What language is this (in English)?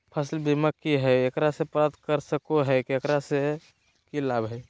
Magahi